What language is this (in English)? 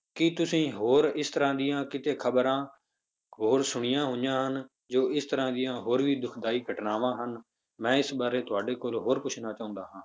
Punjabi